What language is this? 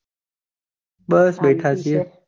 Gujarati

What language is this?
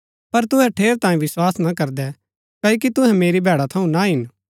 Gaddi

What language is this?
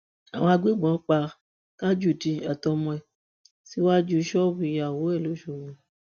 Yoruba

